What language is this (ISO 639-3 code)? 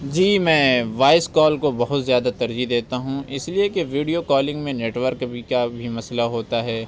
urd